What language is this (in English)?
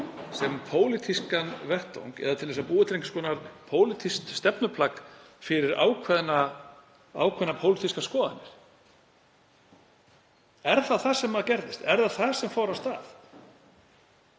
Icelandic